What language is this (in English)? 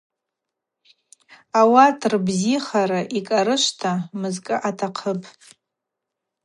Abaza